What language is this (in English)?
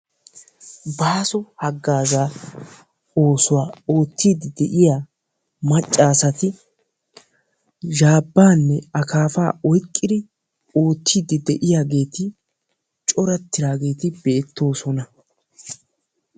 Wolaytta